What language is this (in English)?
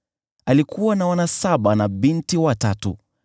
Swahili